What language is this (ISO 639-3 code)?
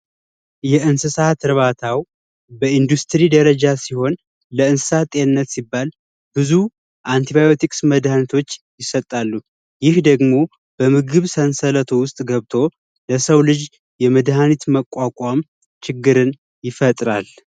amh